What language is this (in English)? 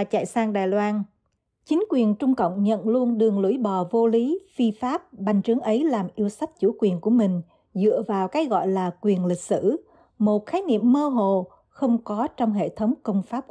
Vietnamese